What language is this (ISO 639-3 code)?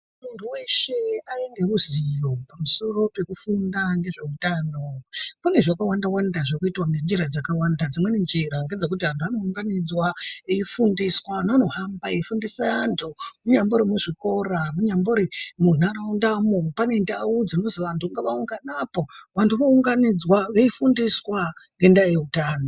ndc